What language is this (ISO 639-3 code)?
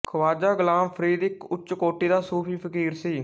pan